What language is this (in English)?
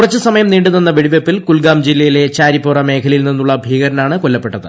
Malayalam